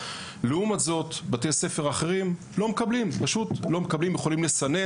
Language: Hebrew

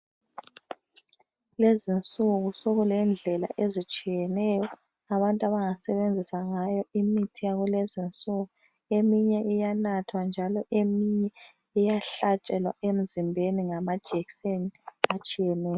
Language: North Ndebele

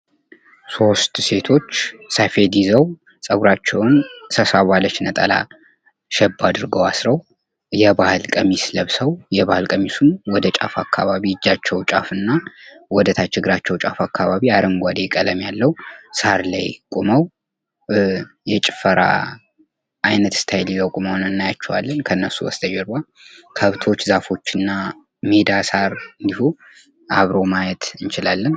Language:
Amharic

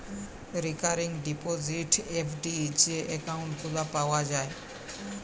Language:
Bangla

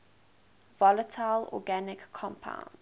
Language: English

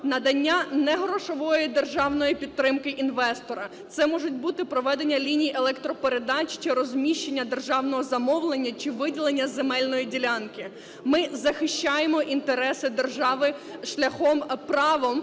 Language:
Ukrainian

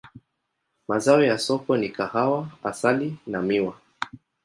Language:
Swahili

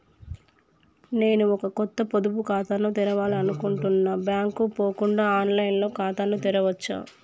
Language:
Telugu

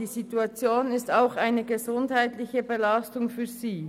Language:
Swiss German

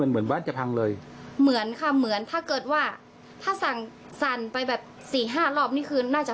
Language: Thai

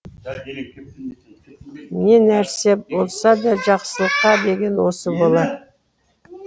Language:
Kazakh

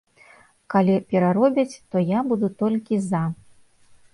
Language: Belarusian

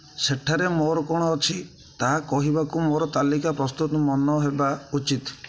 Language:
Odia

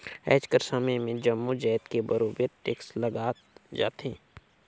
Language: Chhattisgarhi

